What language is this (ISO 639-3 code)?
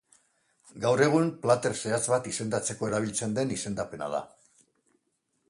eus